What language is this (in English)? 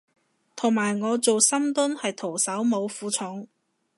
Cantonese